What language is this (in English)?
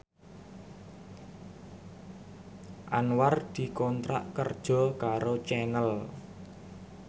Javanese